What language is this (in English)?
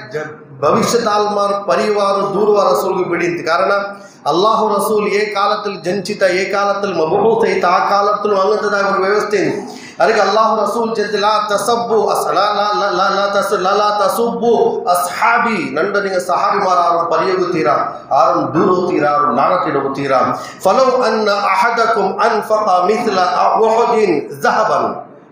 Urdu